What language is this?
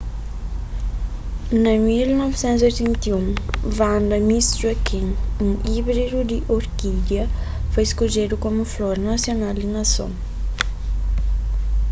Kabuverdianu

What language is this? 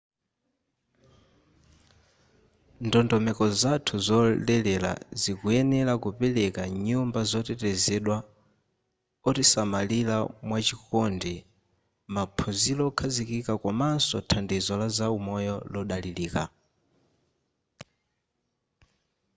Nyanja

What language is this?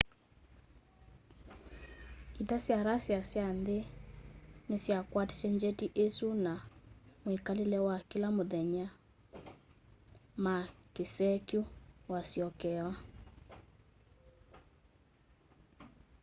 Kamba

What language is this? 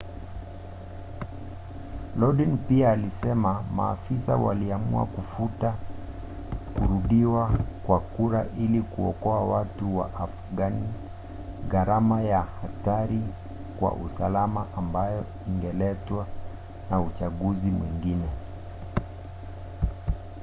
Swahili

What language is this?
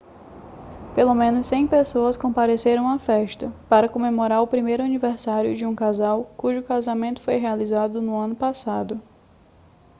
Portuguese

